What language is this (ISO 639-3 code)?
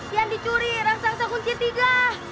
ind